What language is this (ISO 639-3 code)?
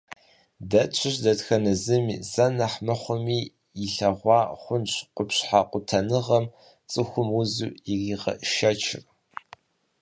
kbd